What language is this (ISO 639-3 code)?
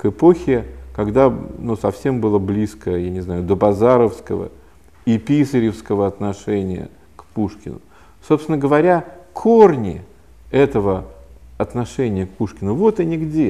rus